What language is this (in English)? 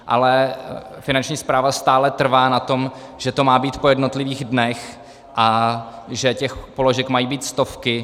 Czech